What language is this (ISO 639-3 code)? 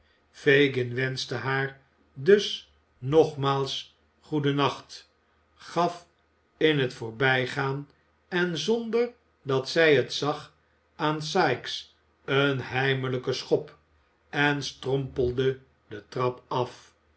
nld